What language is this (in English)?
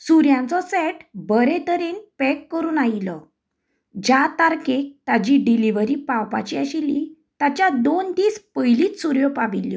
Konkani